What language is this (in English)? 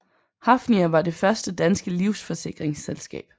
Danish